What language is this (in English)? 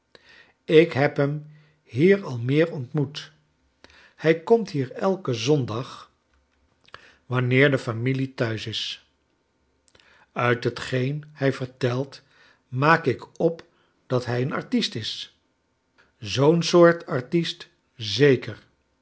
Dutch